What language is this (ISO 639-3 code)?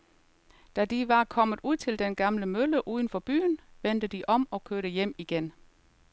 dan